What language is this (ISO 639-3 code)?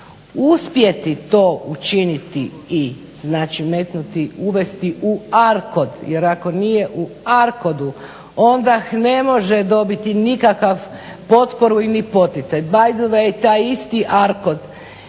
hrv